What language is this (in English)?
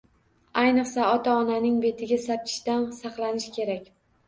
Uzbek